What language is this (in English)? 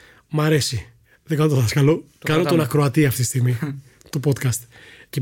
Greek